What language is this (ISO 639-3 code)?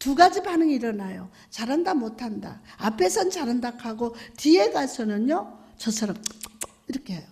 kor